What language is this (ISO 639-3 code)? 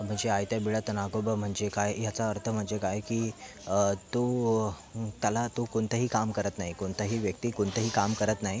mar